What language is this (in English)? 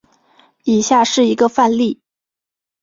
Chinese